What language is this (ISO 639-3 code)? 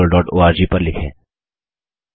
hin